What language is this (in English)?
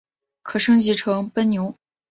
Chinese